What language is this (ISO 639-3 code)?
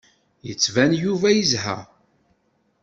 kab